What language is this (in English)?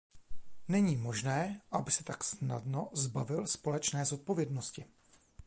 Czech